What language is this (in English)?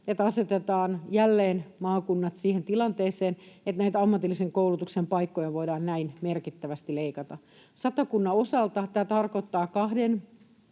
Finnish